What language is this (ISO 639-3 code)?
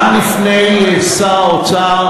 heb